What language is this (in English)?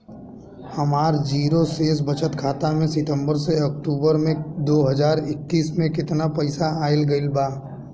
Bhojpuri